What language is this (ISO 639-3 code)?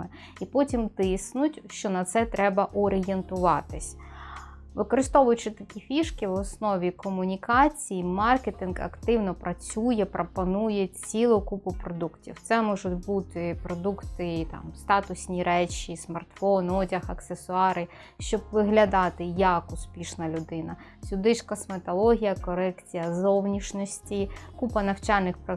ukr